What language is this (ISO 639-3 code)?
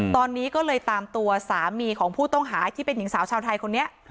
tha